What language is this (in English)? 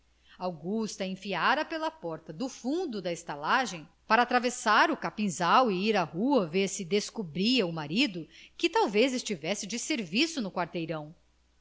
Portuguese